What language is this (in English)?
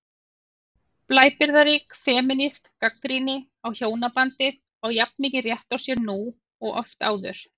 Icelandic